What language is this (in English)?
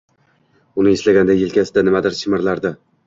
Uzbek